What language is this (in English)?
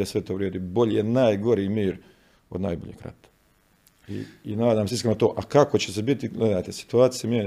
Croatian